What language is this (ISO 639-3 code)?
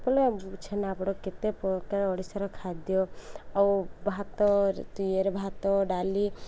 ori